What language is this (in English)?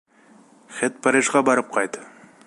Bashkir